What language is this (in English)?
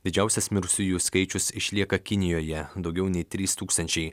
Lithuanian